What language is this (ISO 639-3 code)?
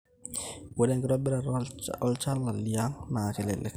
mas